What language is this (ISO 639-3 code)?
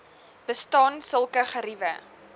afr